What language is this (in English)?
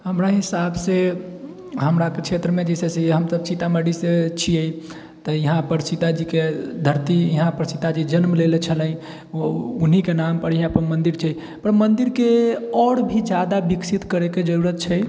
Maithili